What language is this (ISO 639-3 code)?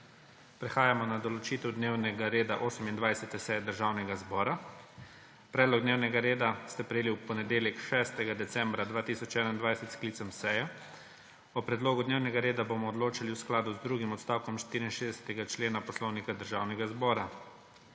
slv